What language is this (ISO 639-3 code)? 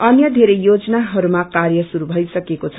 nep